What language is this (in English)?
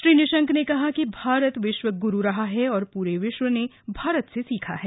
Hindi